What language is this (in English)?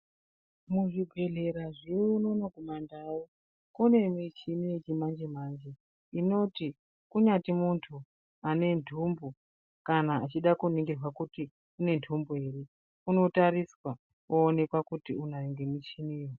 Ndau